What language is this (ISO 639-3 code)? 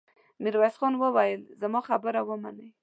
pus